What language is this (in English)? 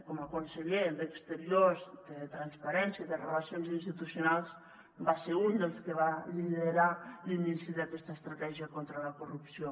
Catalan